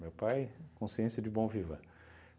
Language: Portuguese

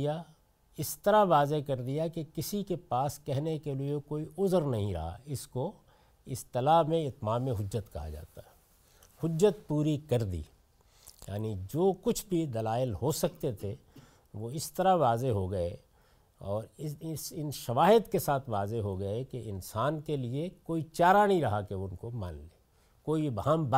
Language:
Urdu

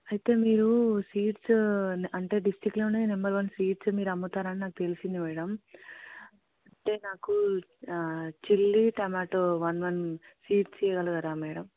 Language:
Telugu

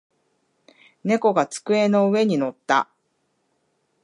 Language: Japanese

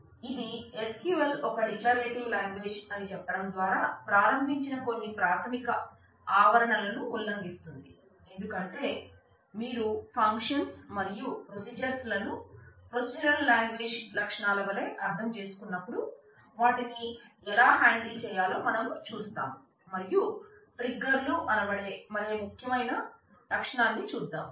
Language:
Telugu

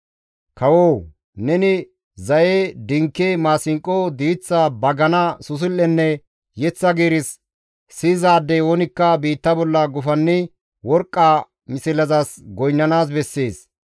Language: Gamo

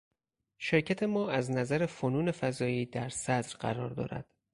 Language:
Persian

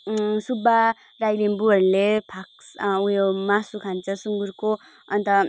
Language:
Nepali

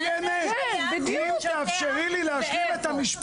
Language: Hebrew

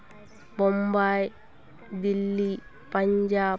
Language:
Santali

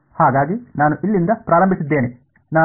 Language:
Kannada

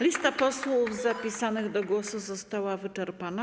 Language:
Polish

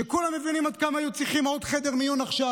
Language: Hebrew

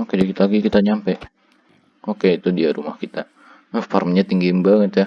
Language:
Indonesian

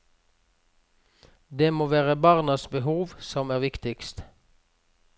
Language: Norwegian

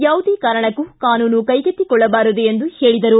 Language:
Kannada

